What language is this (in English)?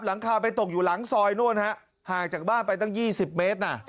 Thai